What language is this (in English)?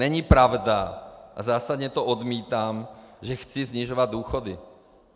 Czech